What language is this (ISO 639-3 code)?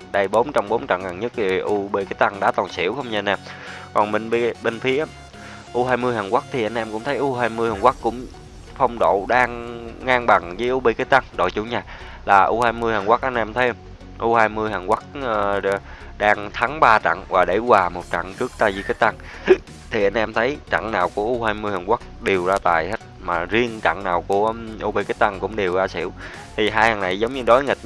vie